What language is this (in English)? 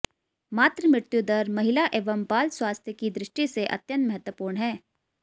Hindi